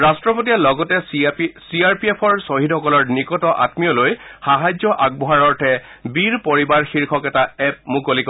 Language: Assamese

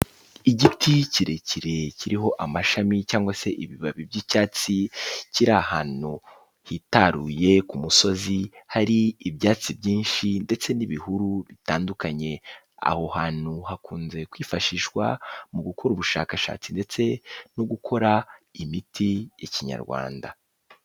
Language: Kinyarwanda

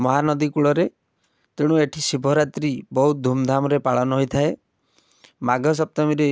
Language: Odia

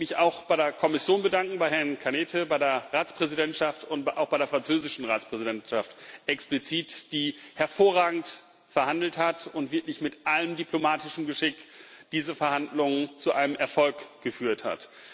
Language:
German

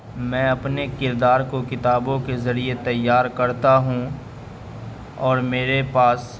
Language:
Urdu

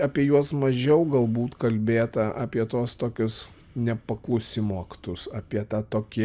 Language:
Lithuanian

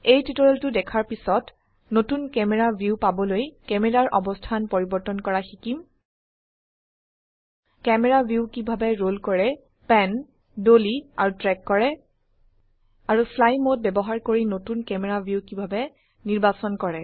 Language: Assamese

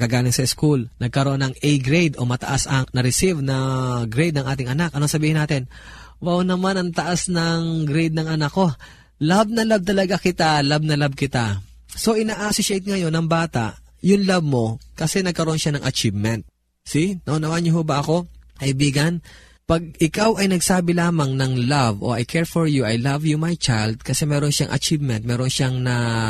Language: Filipino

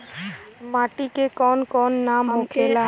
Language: Bhojpuri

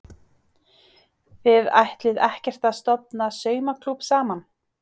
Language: Icelandic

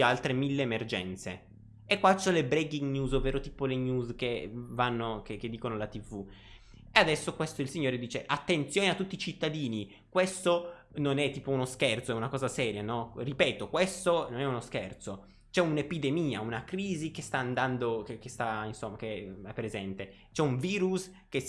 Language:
Italian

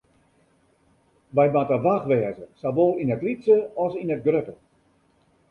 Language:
Western Frisian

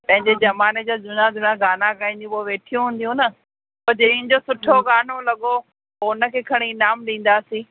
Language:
Sindhi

